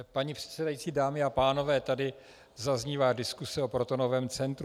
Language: Czech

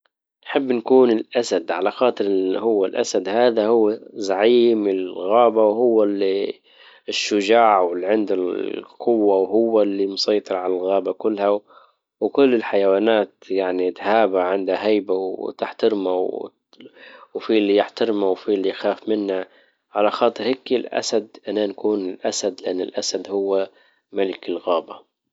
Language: Libyan Arabic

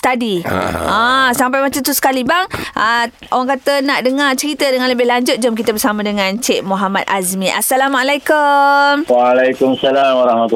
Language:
Malay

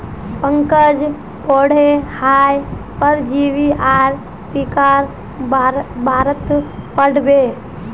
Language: Magahi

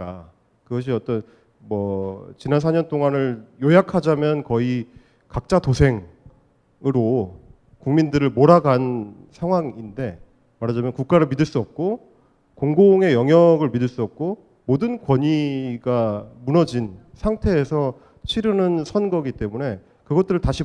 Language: Korean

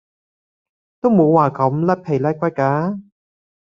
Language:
Cantonese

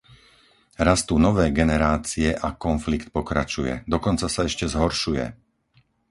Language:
Slovak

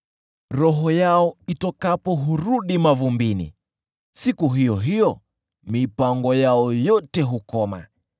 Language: Swahili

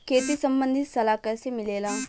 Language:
Bhojpuri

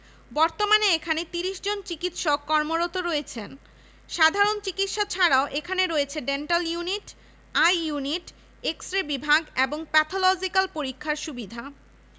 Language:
Bangla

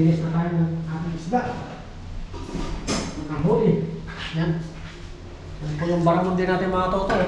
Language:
Filipino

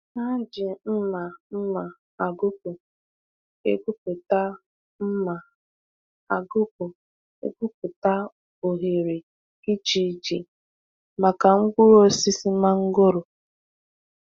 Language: Igbo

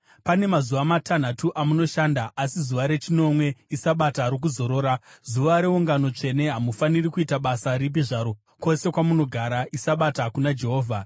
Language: Shona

